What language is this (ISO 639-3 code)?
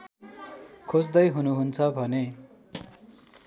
nep